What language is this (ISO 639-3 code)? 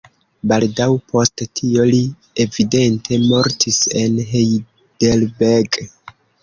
epo